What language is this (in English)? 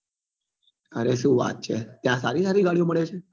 Gujarati